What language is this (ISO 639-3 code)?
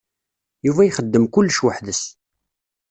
kab